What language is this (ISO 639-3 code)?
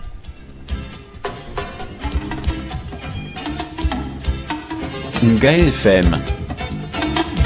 wol